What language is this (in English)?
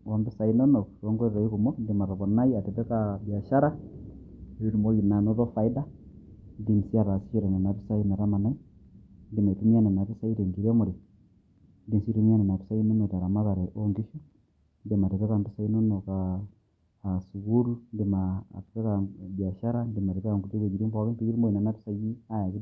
Masai